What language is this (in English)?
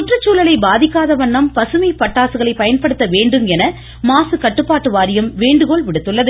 Tamil